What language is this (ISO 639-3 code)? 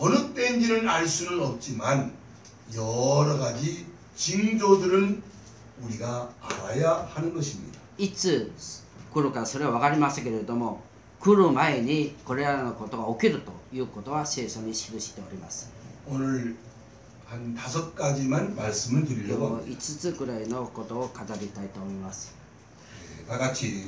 kor